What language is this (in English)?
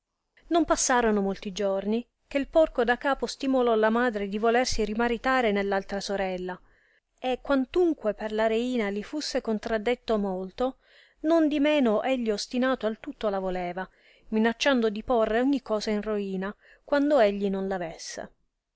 Italian